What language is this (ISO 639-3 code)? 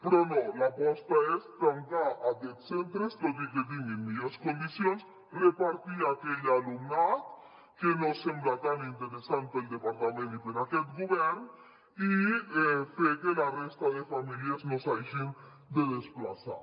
cat